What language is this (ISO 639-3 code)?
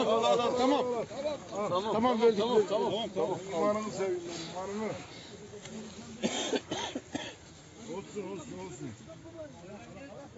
tur